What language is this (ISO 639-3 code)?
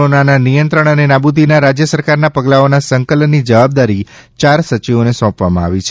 guj